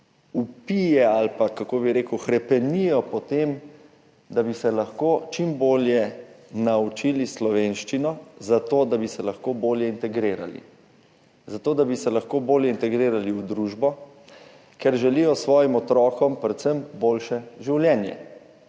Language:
Slovenian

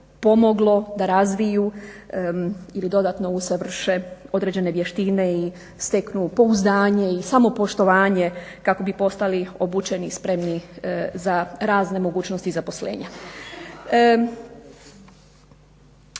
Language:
Croatian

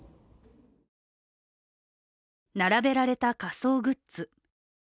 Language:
Japanese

